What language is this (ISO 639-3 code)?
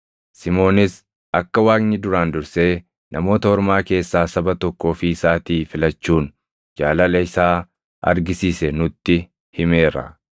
orm